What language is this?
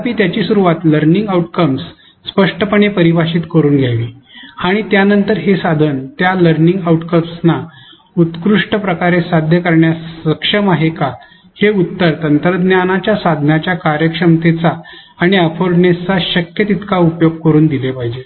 Marathi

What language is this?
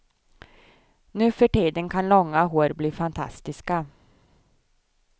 Swedish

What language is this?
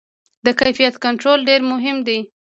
Pashto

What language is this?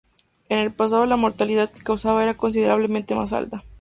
Spanish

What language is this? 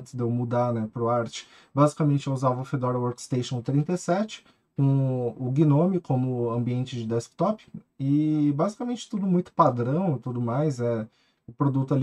Portuguese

